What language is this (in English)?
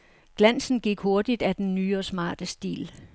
Danish